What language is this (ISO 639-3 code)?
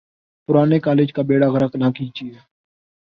urd